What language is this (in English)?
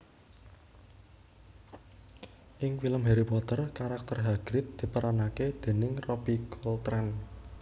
Javanese